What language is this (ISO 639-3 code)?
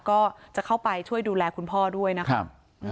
tha